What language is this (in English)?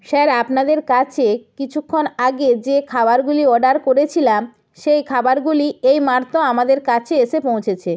Bangla